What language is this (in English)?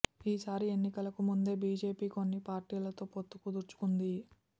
Telugu